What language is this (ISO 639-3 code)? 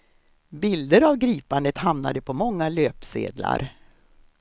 swe